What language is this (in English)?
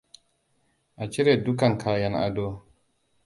Hausa